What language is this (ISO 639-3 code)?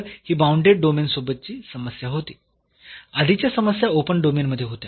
mar